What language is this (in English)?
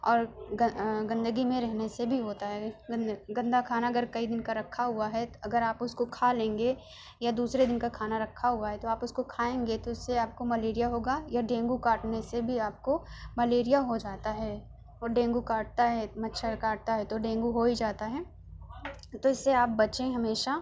Urdu